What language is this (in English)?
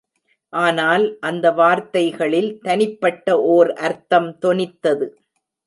Tamil